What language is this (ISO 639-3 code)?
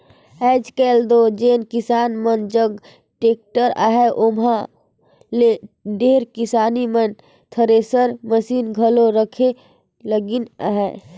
hne